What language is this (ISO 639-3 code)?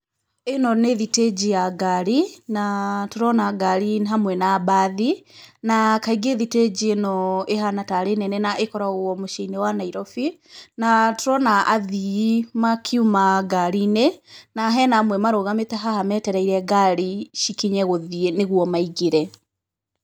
kik